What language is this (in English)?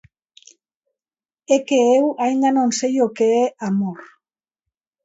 Galician